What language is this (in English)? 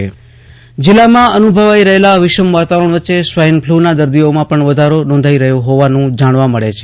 Gujarati